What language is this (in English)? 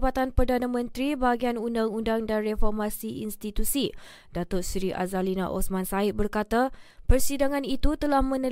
Malay